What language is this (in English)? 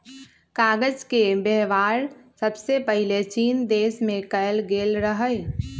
Magahi